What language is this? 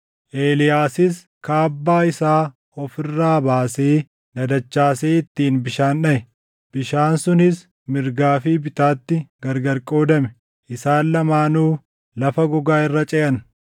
Oromo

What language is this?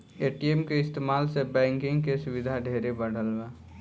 Bhojpuri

